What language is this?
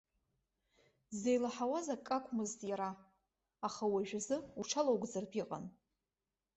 Abkhazian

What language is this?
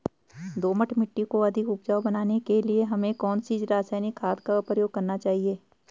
Hindi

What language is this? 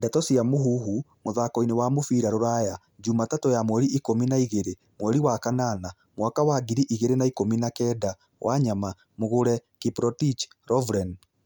Kikuyu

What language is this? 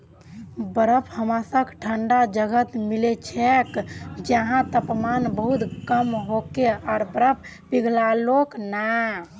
Magahi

